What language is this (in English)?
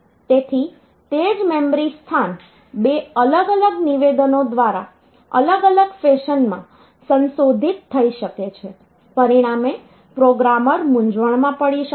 Gujarati